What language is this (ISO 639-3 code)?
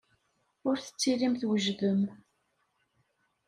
kab